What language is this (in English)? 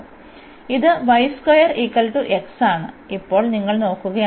Malayalam